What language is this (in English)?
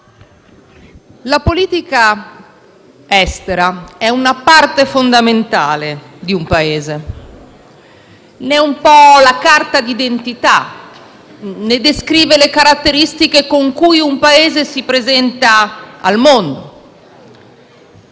Italian